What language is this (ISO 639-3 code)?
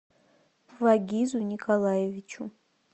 rus